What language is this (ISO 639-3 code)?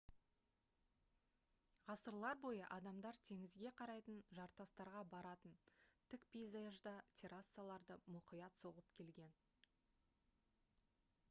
kaz